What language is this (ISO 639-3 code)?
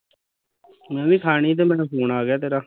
pan